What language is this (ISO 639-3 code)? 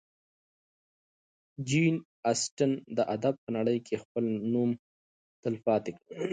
pus